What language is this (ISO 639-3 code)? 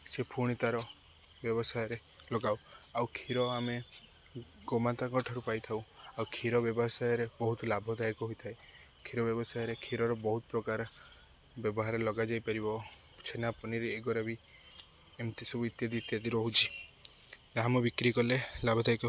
ori